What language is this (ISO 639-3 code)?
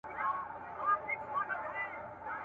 pus